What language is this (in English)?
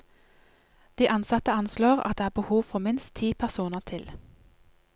Norwegian